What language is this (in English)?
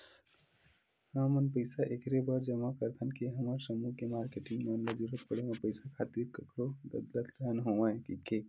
Chhattisgarhi